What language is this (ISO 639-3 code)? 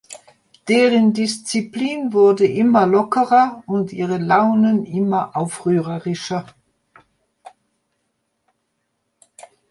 deu